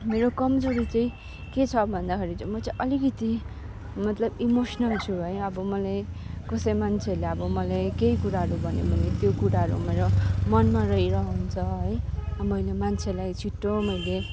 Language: Nepali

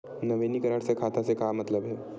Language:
Chhattisgarhi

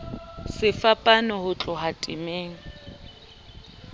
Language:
Southern Sotho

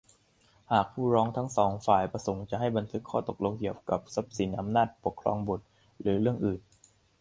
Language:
Thai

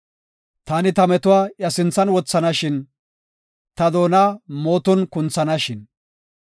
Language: Gofa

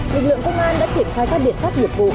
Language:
Vietnamese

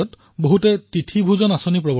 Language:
Assamese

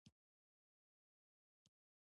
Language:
Pashto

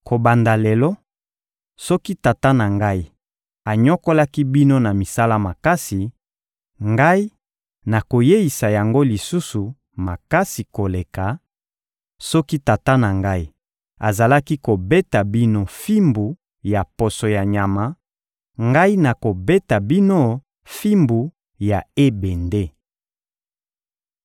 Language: Lingala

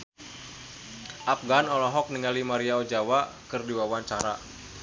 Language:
Sundanese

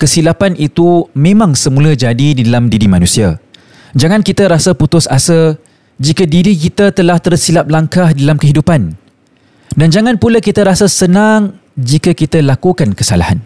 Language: Malay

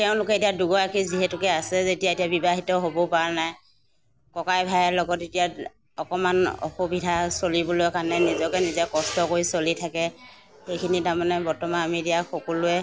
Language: Assamese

